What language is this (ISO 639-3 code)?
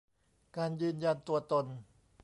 tha